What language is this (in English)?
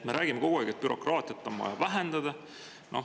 Estonian